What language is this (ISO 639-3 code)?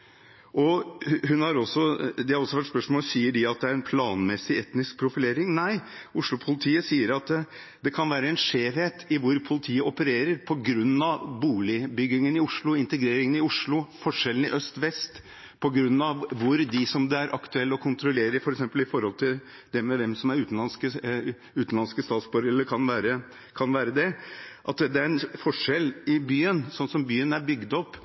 nob